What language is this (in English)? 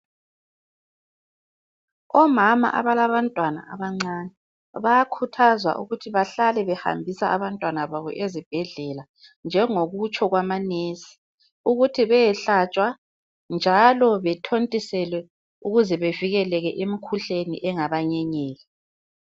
North Ndebele